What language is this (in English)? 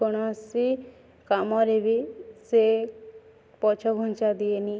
Odia